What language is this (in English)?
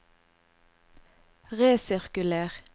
Norwegian